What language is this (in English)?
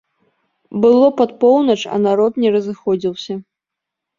Belarusian